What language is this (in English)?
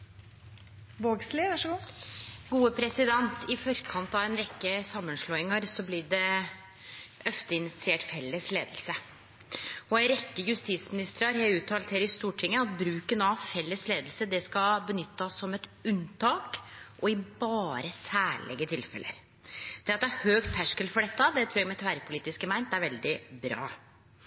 Norwegian Nynorsk